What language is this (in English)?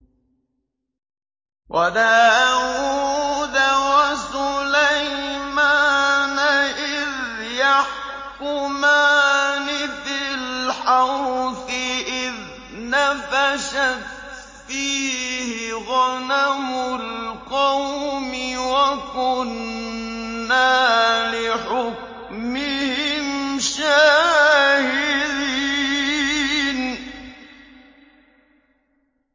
Arabic